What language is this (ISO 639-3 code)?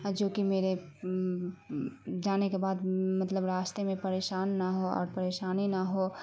urd